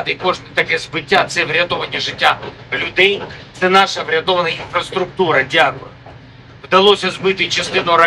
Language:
Ukrainian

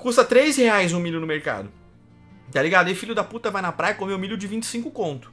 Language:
Portuguese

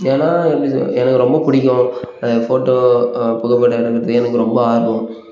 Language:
Tamil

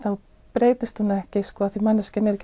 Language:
Icelandic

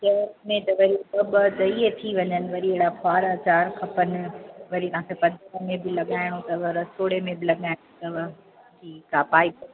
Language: Sindhi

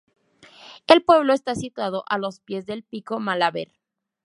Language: Spanish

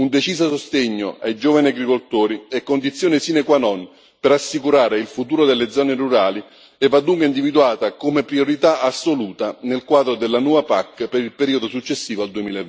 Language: Italian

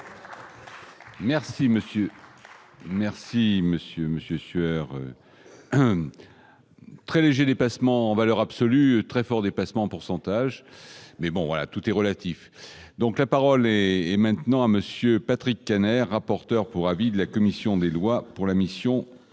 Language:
French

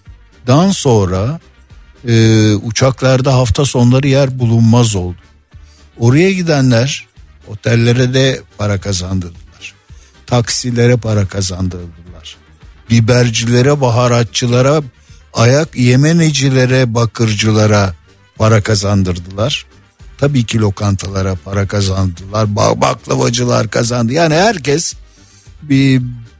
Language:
Turkish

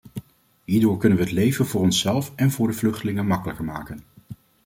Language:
Dutch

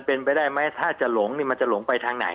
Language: Thai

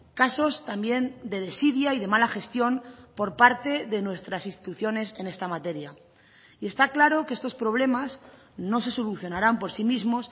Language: Spanish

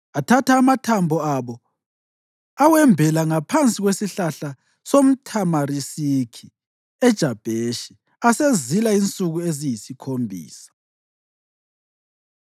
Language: North Ndebele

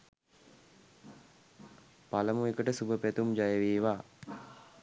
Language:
Sinhala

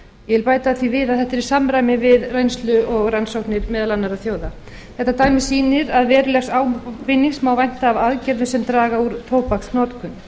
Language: Icelandic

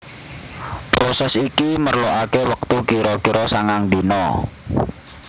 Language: Javanese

